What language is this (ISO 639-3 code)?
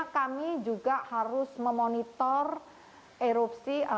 ind